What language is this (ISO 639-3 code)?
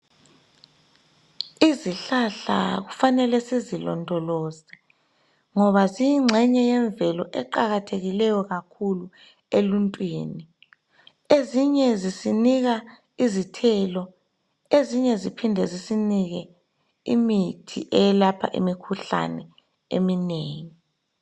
nde